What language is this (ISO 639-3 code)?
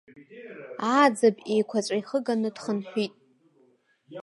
abk